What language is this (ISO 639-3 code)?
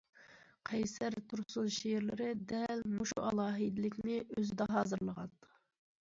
uig